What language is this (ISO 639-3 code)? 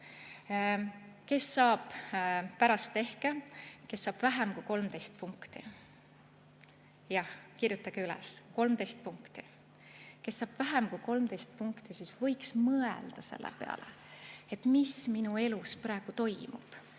est